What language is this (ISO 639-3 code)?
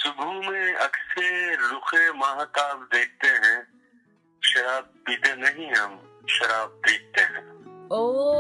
hin